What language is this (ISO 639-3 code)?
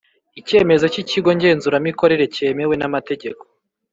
kin